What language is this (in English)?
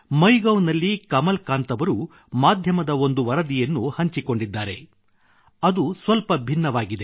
Kannada